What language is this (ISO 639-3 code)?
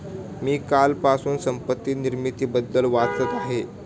mar